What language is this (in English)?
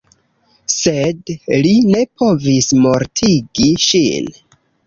Esperanto